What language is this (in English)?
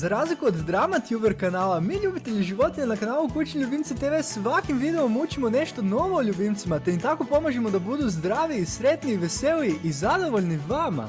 Croatian